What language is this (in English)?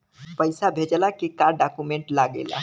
Bhojpuri